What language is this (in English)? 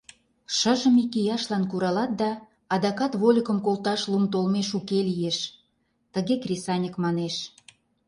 Mari